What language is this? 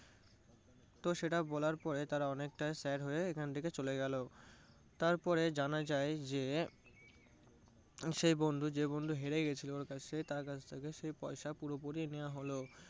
Bangla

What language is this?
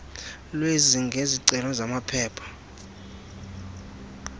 Xhosa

